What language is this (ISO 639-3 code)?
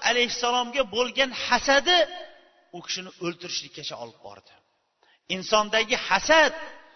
bul